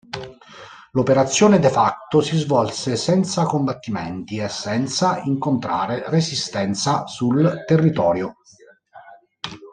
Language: Italian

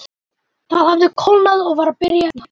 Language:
Icelandic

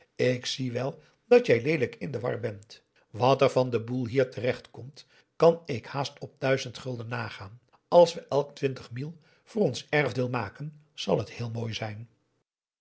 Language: Dutch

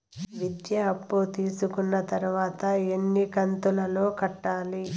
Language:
Telugu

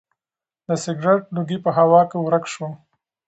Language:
Pashto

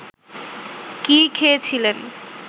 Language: Bangla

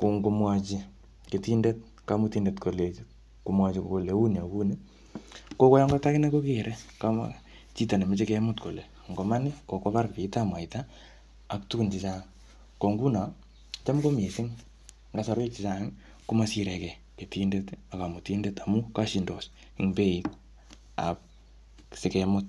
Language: Kalenjin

